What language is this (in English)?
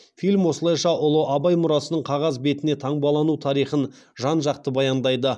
Kazakh